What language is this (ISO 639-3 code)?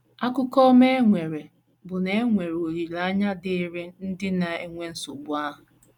ibo